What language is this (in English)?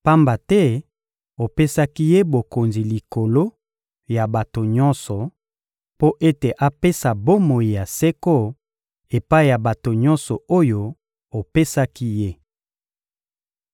Lingala